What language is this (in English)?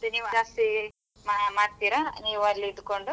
Kannada